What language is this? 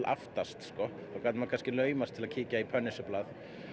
Icelandic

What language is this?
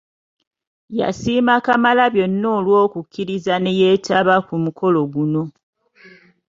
Ganda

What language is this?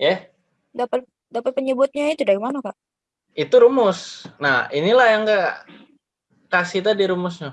Indonesian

